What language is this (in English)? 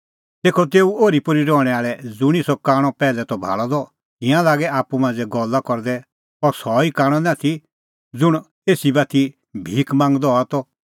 Kullu Pahari